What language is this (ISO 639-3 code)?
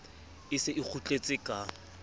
sot